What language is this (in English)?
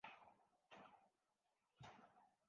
Urdu